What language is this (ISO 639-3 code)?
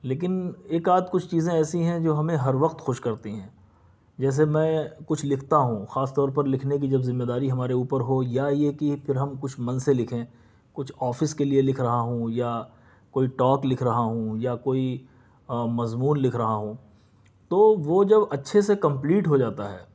urd